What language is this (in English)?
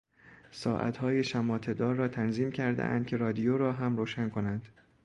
Persian